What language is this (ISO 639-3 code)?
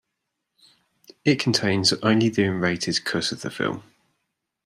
eng